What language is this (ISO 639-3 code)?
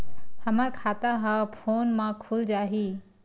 hne